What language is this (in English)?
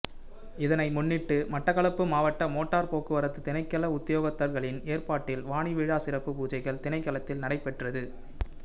Tamil